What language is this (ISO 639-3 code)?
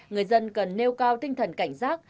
vie